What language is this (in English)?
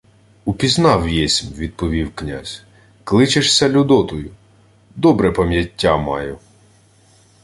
Ukrainian